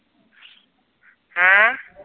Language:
Punjabi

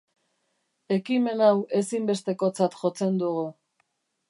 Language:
Basque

